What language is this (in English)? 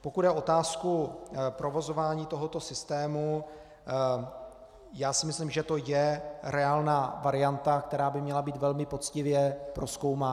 Czech